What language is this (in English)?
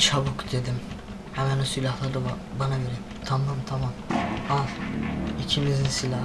Turkish